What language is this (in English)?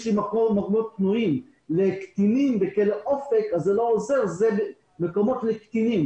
Hebrew